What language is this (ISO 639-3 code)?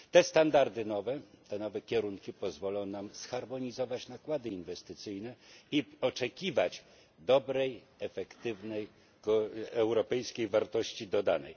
pol